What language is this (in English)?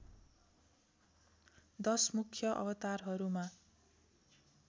Nepali